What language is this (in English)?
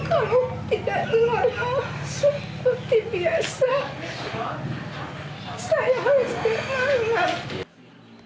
Indonesian